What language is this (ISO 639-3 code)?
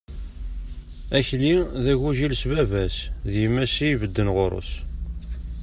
kab